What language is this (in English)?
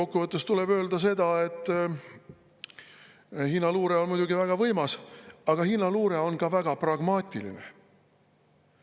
Estonian